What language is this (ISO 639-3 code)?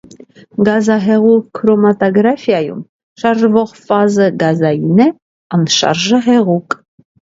hye